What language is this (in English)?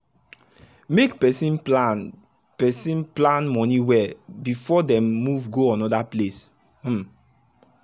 Nigerian Pidgin